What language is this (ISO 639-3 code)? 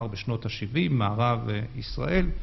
heb